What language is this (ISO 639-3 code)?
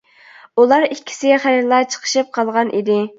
uig